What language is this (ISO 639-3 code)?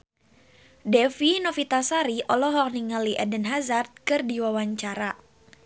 sun